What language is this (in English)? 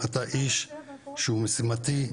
Hebrew